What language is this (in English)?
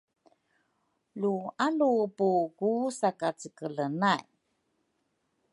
Rukai